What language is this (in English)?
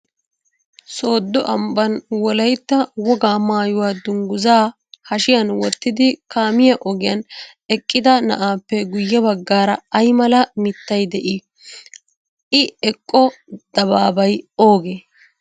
Wolaytta